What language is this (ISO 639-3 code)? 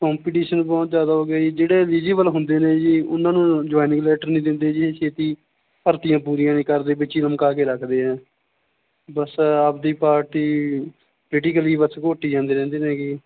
pan